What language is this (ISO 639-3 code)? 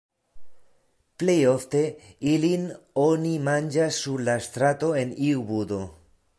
epo